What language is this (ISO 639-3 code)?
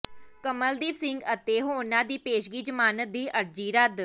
pan